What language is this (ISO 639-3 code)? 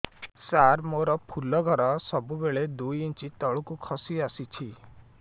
ori